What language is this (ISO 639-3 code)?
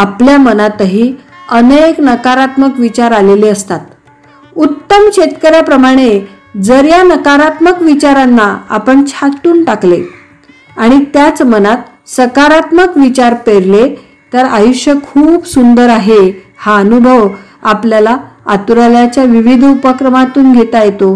mar